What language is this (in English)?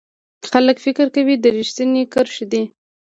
Pashto